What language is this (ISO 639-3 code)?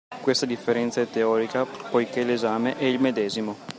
ita